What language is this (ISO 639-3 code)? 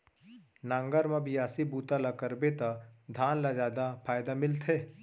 hne